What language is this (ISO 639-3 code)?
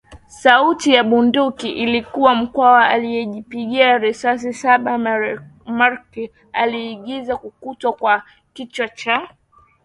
swa